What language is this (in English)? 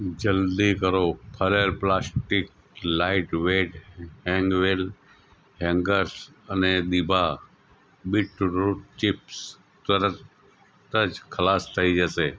Gujarati